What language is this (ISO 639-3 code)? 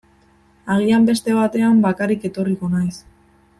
eus